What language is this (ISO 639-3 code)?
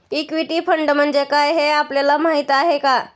mar